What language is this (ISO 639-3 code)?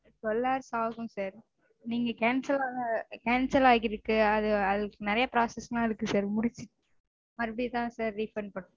tam